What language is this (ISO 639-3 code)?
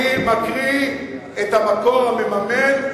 heb